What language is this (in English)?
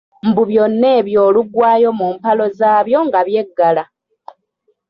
Ganda